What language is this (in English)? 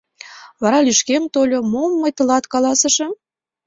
Mari